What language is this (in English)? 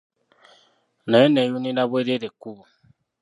Ganda